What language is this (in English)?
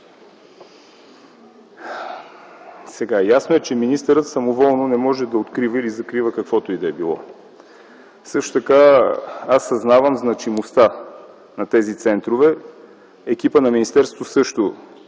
Bulgarian